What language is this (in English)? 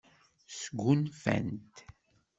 Kabyle